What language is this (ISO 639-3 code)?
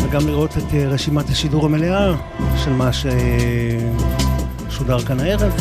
heb